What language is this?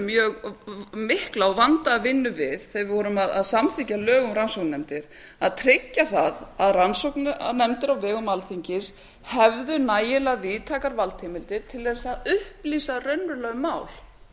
Icelandic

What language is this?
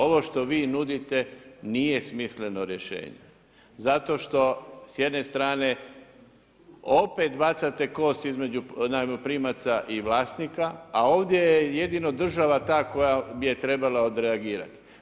Croatian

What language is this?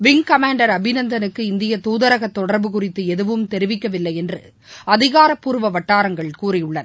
Tamil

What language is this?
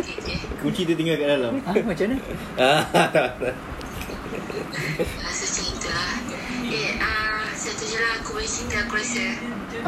Malay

